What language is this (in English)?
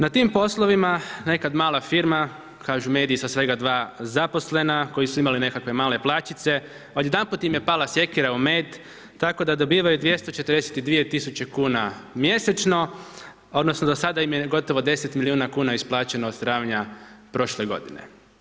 Croatian